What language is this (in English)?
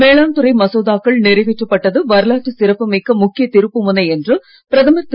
Tamil